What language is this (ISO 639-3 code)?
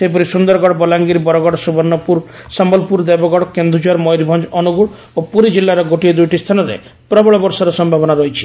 ori